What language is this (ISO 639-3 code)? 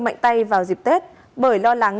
vie